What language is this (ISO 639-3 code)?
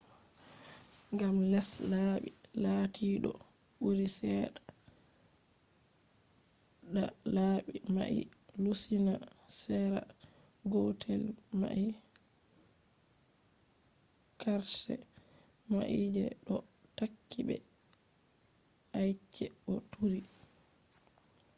ful